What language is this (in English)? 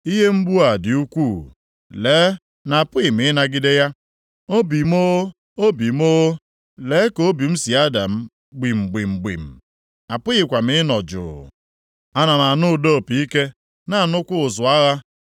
Igbo